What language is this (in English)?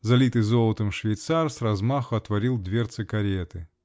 Russian